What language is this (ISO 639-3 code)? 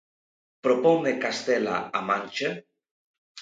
glg